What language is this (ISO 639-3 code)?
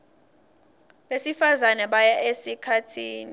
ssw